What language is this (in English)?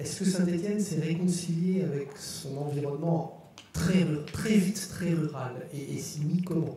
French